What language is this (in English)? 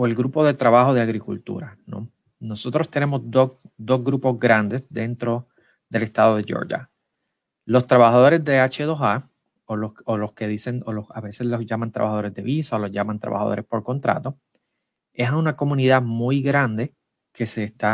Spanish